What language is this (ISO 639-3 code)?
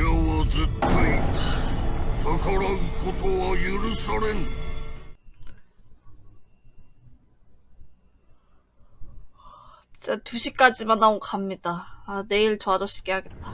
kor